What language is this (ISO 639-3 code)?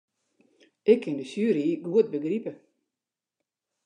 fry